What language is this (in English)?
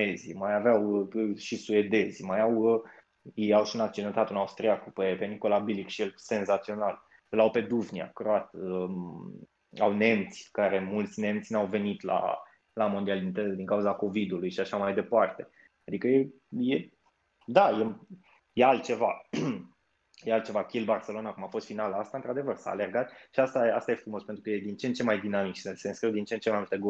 Romanian